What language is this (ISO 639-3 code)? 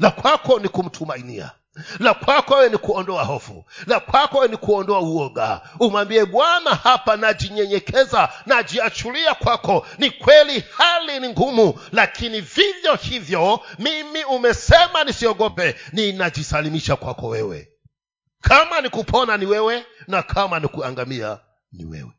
swa